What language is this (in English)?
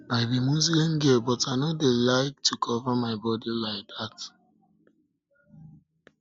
Nigerian Pidgin